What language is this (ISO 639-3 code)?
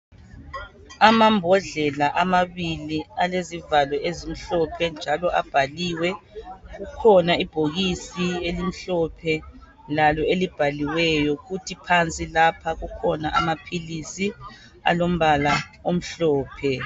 nde